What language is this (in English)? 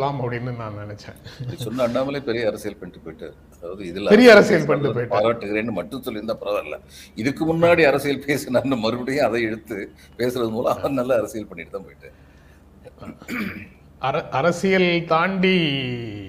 Tamil